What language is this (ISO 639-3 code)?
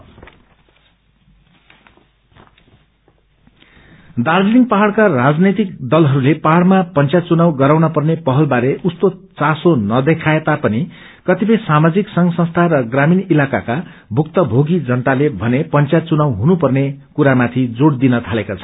nep